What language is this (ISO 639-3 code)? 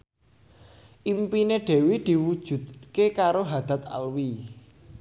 jav